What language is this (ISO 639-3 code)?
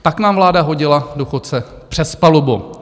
ces